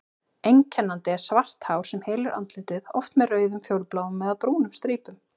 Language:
Icelandic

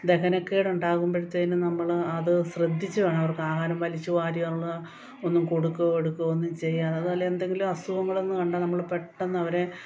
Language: Malayalam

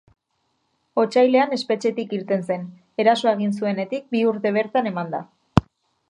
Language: Basque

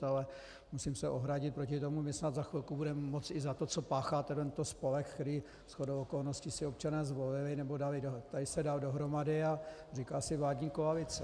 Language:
Czech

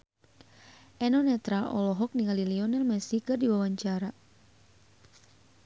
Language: Sundanese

